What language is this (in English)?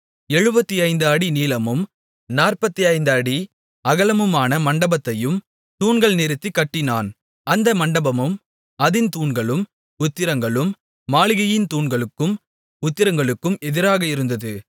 Tamil